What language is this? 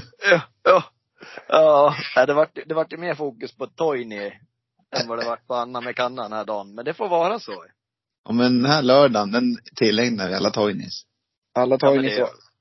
Swedish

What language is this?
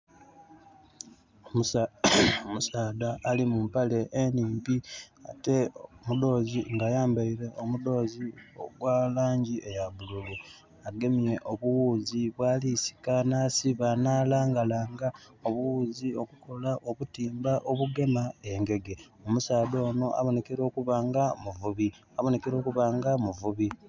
Soga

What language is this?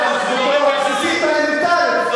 Hebrew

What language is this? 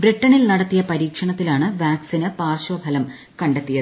Malayalam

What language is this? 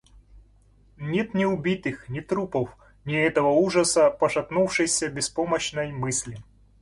Russian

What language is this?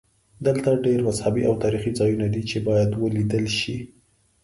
Pashto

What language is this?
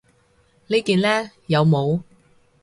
Cantonese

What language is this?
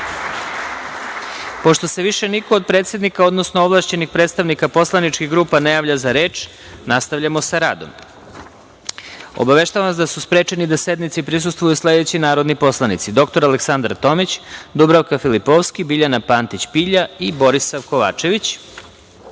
Serbian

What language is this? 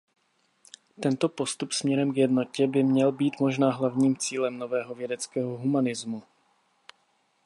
Czech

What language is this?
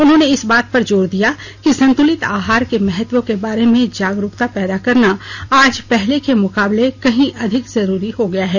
Hindi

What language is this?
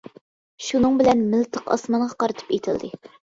Uyghur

